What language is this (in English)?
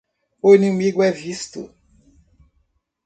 Portuguese